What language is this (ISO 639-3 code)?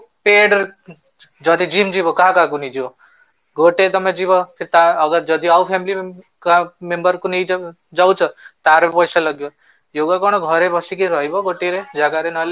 ori